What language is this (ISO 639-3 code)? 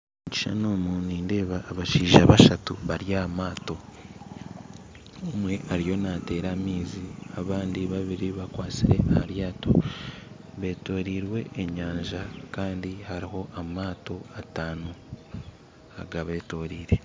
nyn